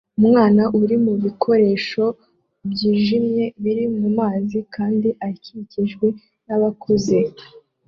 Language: Kinyarwanda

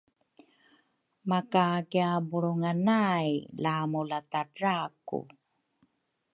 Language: Rukai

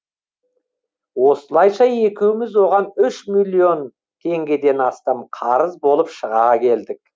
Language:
Kazakh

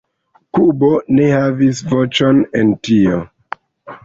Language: Esperanto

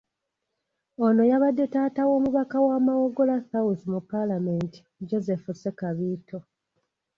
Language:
Ganda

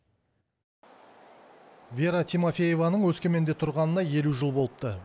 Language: Kazakh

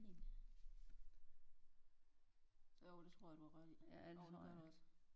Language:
Danish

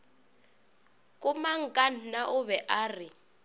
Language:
Northern Sotho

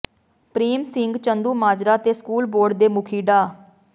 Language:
Punjabi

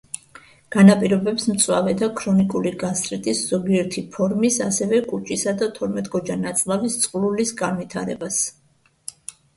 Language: Georgian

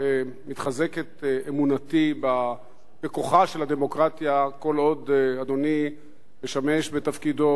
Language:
Hebrew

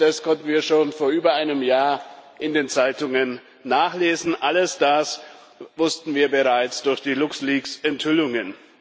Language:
German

